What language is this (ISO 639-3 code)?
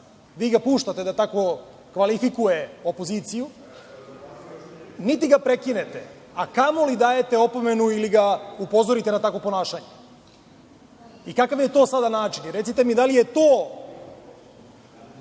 srp